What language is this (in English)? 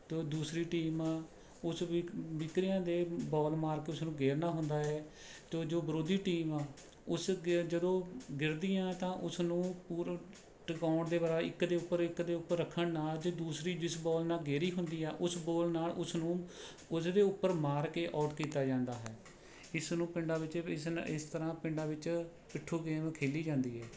Punjabi